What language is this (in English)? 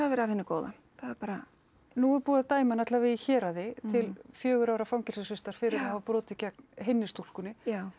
Icelandic